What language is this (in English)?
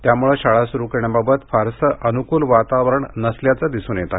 Marathi